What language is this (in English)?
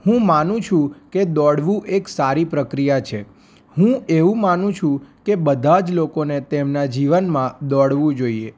Gujarati